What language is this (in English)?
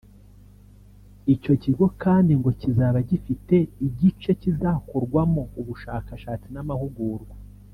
Kinyarwanda